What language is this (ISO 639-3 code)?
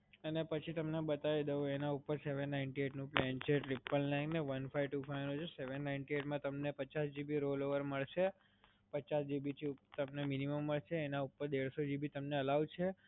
guj